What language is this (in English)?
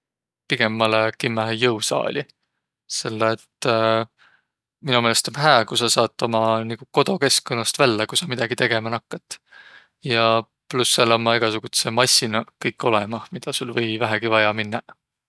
Võro